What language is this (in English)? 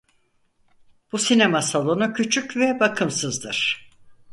Turkish